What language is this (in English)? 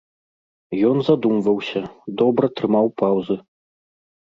Belarusian